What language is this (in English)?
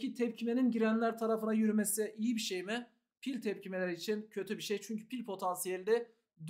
Turkish